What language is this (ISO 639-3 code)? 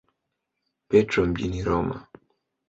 swa